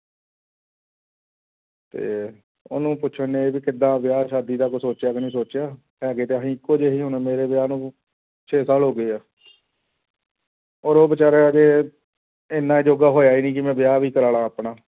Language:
Punjabi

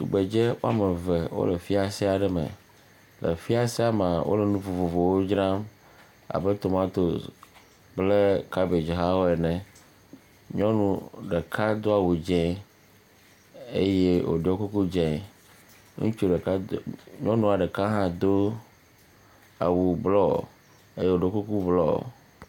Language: Ewe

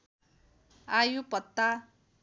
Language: Nepali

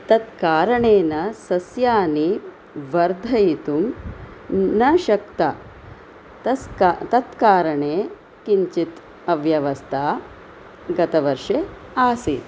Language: Sanskrit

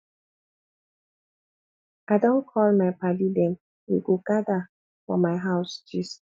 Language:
Nigerian Pidgin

